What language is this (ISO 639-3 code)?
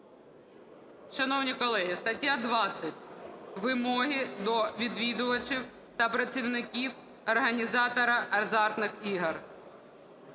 ukr